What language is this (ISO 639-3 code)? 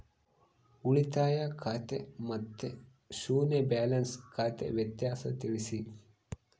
kan